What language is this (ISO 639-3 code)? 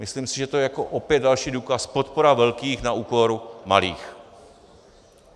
ces